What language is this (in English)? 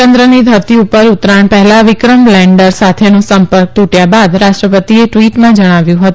Gujarati